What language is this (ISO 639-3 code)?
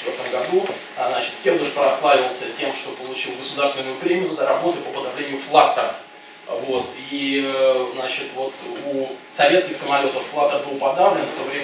rus